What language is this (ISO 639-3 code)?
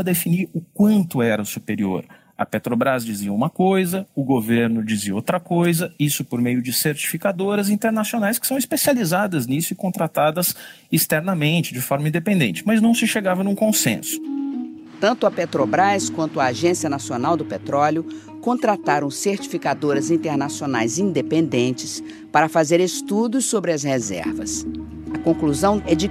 por